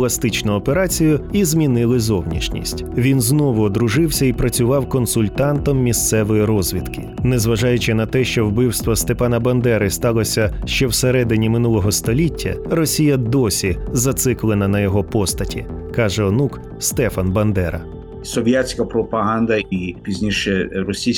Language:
Ukrainian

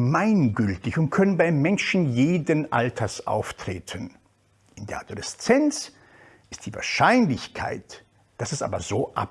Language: German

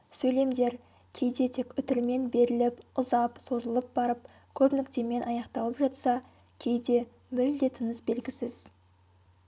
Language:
Kazakh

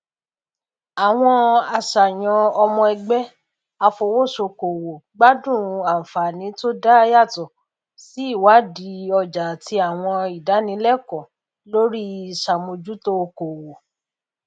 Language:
Yoruba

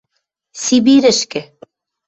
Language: Western Mari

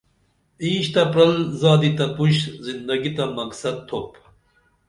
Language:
Dameli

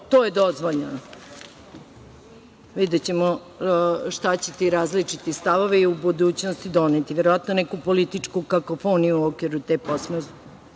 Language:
Serbian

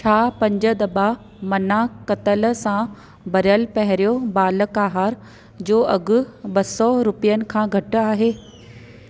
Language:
Sindhi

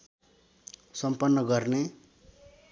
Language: Nepali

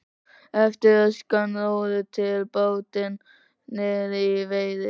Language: Icelandic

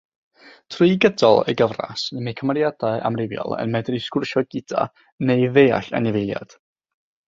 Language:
Welsh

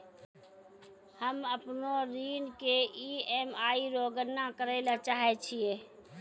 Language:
Maithili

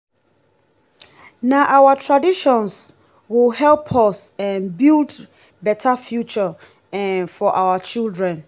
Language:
Nigerian Pidgin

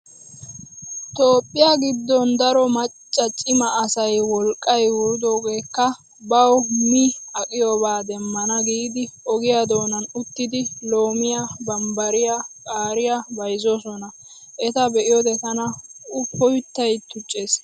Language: Wolaytta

